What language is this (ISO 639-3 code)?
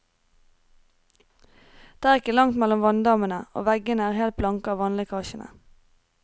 nor